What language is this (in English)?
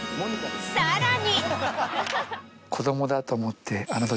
Japanese